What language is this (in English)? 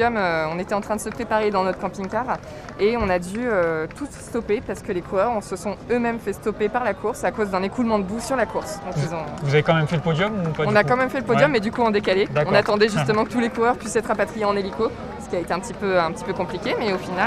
French